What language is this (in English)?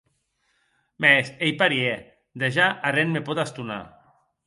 Occitan